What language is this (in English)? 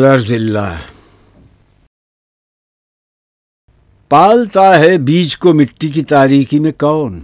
Urdu